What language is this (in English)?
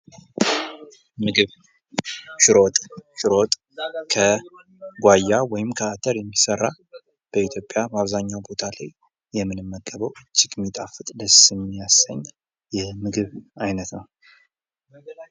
Amharic